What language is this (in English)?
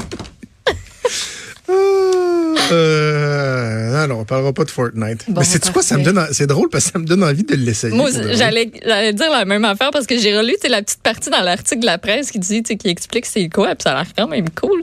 French